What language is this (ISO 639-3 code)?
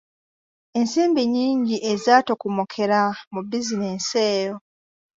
lug